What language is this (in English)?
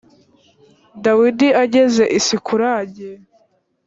Kinyarwanda